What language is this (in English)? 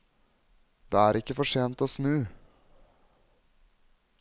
Norwegian